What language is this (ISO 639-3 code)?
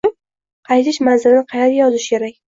uzb